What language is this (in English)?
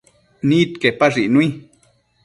Matsés